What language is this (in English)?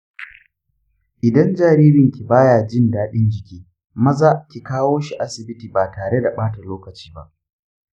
Hausa